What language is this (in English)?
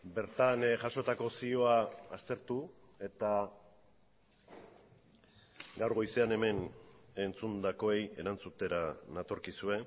Basque